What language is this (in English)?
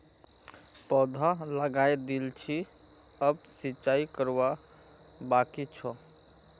Magahi